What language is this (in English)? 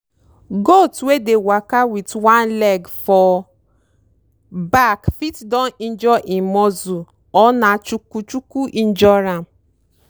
Nigerian Pidgin